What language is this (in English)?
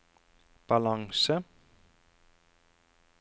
Norwegian